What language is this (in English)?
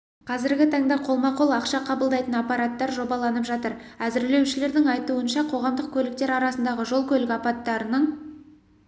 Kazakh